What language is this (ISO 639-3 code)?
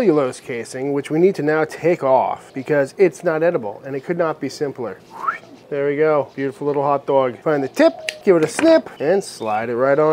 eng